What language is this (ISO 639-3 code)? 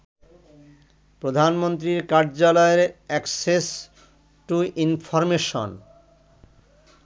ben